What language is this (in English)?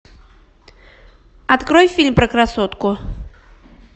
Russian